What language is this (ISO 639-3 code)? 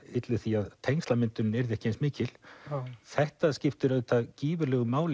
isl